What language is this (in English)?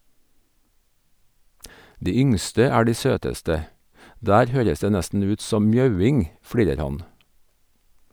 Norwegian